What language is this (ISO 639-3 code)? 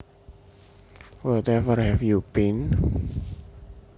jav